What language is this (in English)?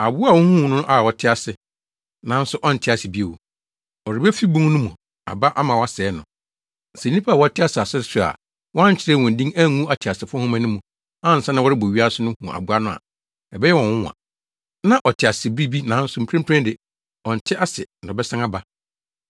Akan